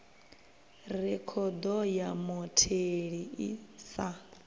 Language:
Venda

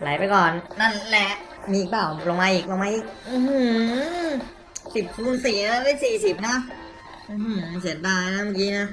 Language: Thai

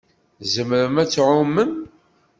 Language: Kabyle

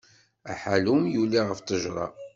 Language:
Kabyle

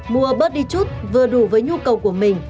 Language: Vietnamese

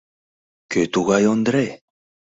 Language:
Mari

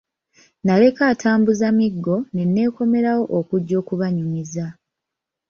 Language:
Ganda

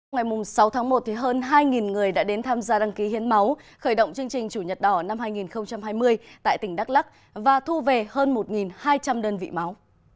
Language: Vietnamese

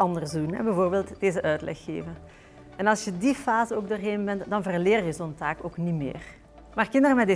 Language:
Dutch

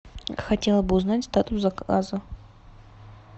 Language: Russian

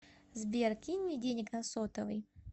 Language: Russian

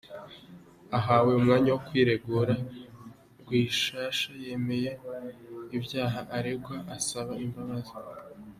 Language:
Kinyarwanda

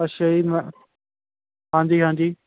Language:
Punjabi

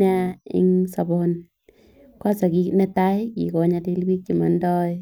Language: Kalenjin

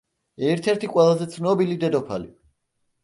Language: Georgian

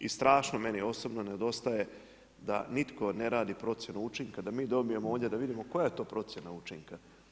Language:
Croatian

